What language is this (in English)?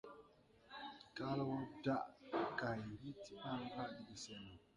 Tupuri